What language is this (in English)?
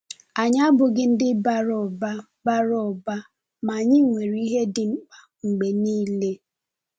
Igbo